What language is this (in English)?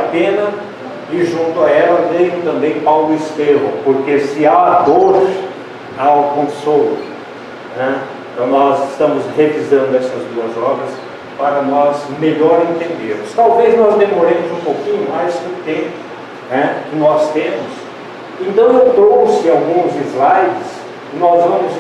Portuguese